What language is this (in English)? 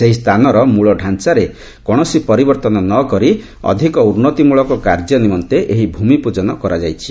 Odia